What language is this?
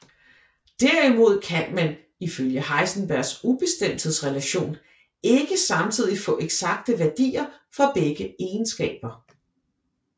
Danish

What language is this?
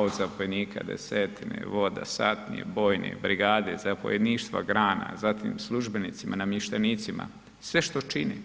Croatian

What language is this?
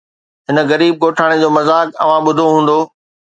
Sindhi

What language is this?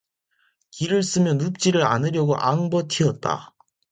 Korean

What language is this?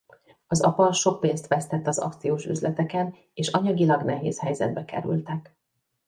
Hungarian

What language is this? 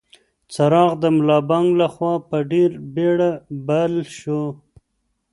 Pashto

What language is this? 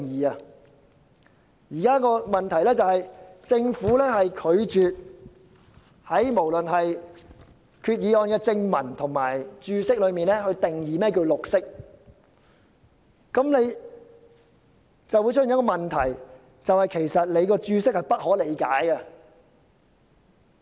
Cantonese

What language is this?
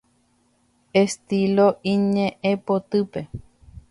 Guarani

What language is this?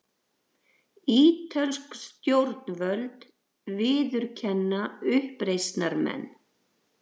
Icelandic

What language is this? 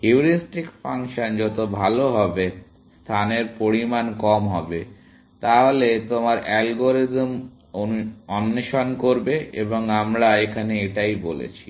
Bangla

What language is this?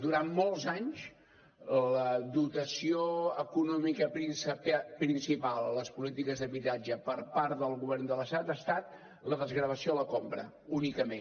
Catalan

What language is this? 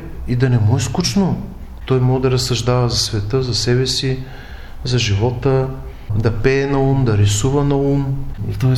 Bulgarian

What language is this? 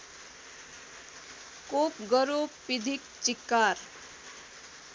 Nepali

